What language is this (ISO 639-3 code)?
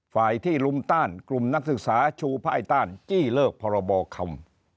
tha